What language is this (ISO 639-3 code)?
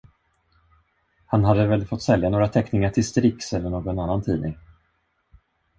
swe